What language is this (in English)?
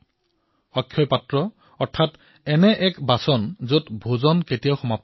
Assamese